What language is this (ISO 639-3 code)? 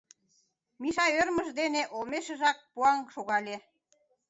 chm